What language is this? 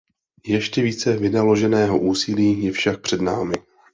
Czech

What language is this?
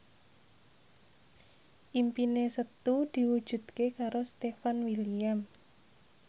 Javanese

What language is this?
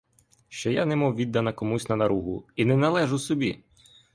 Ukrainian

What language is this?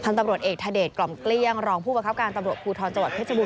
Thai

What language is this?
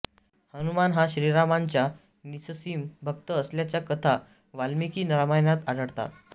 Marathi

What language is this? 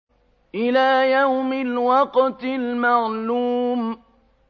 Arabic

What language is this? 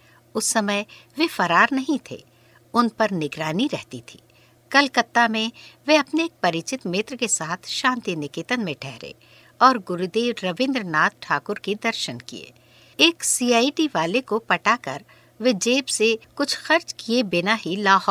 Hindi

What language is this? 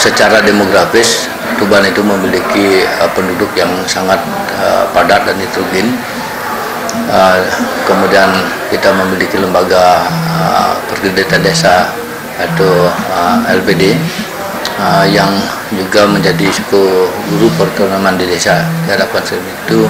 Indonesian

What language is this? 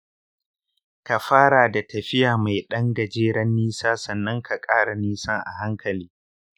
Hausa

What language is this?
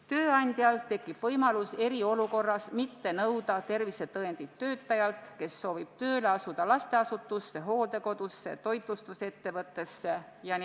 Estonian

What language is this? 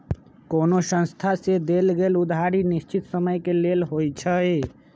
Magahi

